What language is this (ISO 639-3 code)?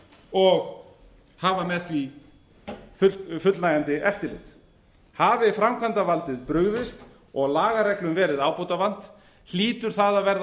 isl